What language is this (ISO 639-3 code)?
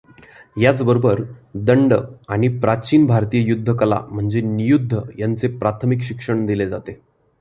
mar